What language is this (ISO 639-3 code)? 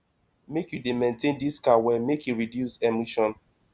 pcm